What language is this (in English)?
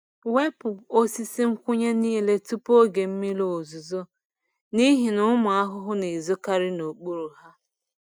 Igbo